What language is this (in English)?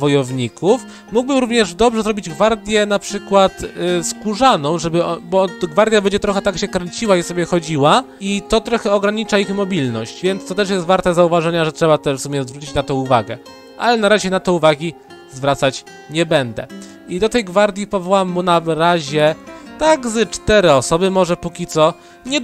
Polish